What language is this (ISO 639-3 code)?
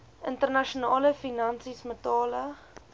afr